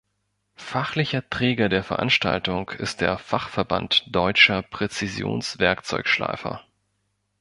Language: German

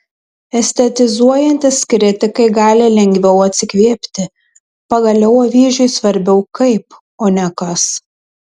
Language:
Lithuanian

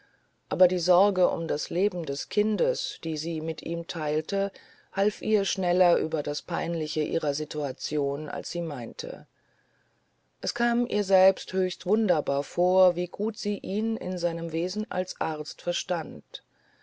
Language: German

